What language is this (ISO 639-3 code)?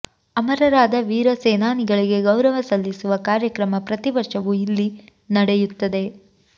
kan